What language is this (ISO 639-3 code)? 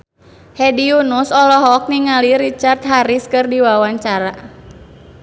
sun